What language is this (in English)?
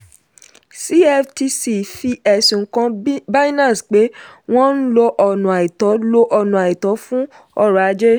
Yoruba